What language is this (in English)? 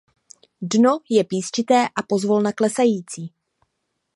Czech